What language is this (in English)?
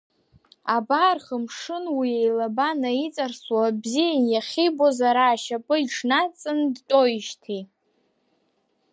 Abkhazian